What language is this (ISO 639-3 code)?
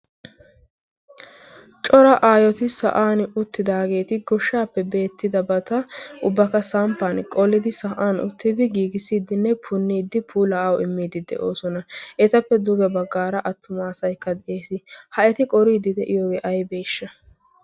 wal